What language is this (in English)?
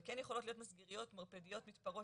Hebrew